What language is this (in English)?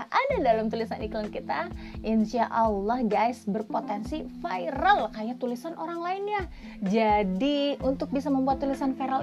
Indonesian